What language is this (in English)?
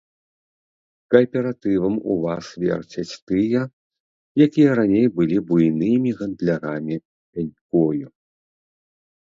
Belarusian